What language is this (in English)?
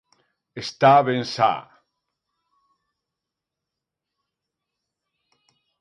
Galician